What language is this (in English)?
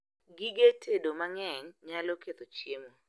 Luo (Kenya and Tanzania)